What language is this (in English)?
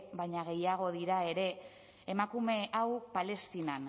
Basque